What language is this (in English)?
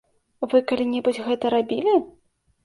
Belarusian